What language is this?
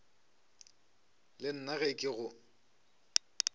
Northern Sotho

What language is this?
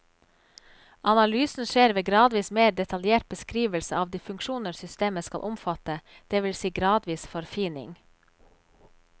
Norwegian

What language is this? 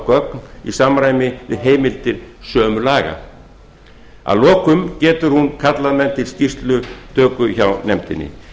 Icelandic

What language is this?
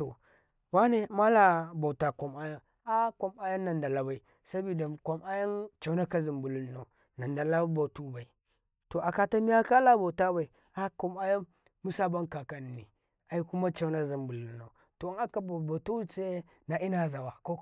Karekare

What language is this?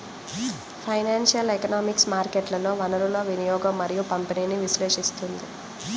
Telugu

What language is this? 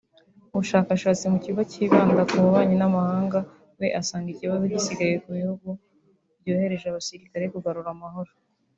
Kinyarwanda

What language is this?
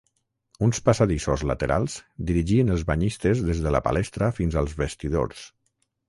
Catalan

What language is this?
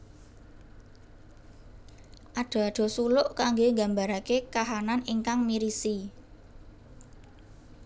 Javanese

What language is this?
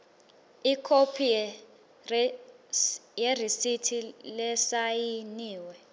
Swati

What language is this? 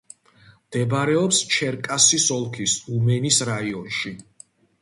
Georgian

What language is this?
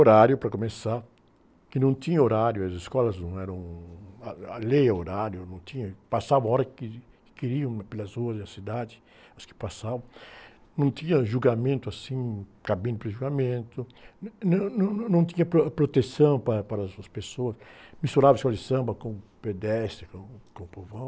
Portuguese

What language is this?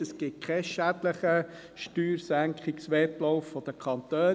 Swiss German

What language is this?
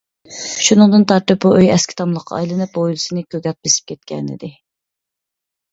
Uyghur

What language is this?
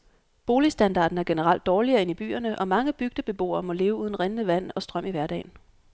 Danish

